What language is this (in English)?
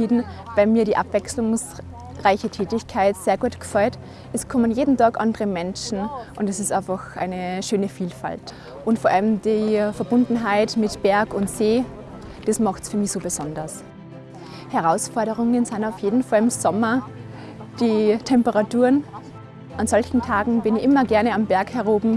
German